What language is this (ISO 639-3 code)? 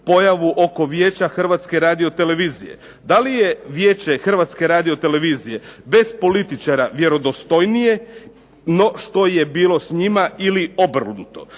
hrv